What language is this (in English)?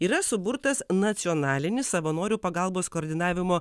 Lithuanian